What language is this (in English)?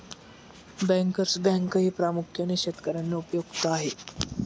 Marathi